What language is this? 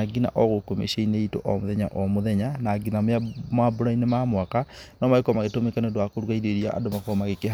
Kikuyu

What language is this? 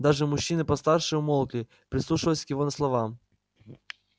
Russian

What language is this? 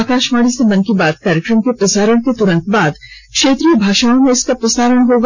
Hindi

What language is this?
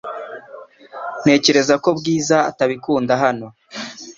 Kinyarwanda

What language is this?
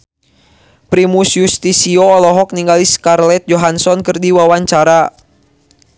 Sundanese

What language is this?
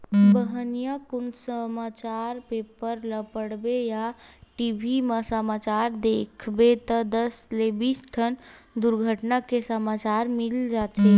Chhattisgarhi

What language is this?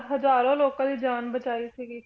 Punjabi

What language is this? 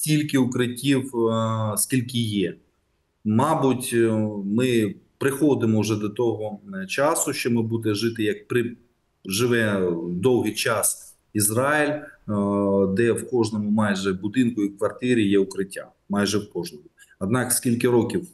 Ukrainian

